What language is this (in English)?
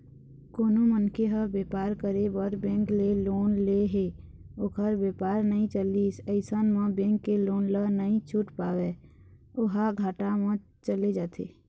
Chhattisgarhi